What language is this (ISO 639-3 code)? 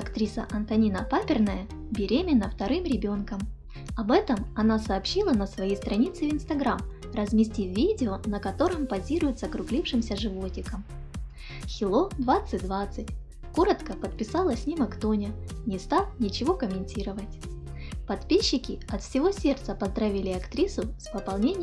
rus